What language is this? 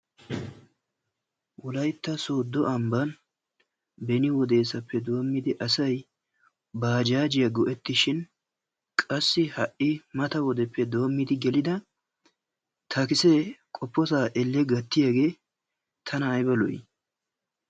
Wolaytta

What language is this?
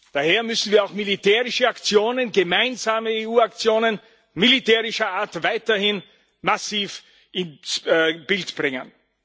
German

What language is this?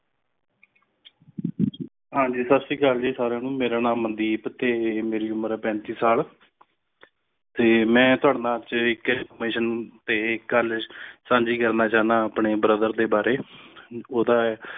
Punjabi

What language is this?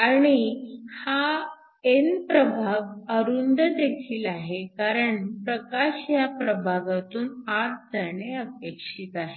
Marathi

